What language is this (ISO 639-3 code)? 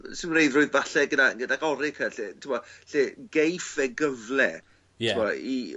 cym